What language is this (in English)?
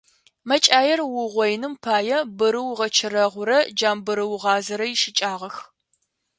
Adyghe